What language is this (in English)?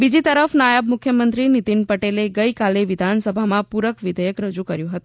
Gujarati